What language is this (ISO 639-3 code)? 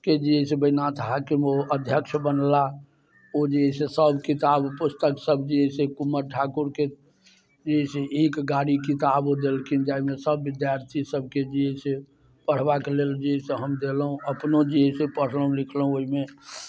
mai